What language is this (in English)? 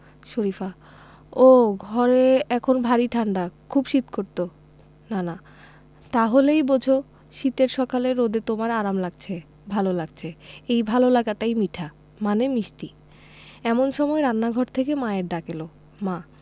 Bangla